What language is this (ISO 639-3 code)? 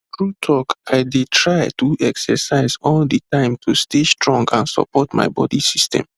pcm